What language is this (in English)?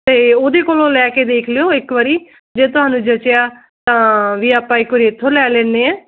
Punjabi